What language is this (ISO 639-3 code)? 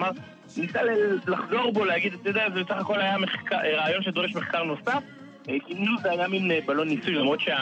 heb